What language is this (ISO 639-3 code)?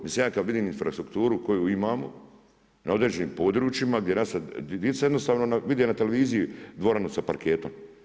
hrv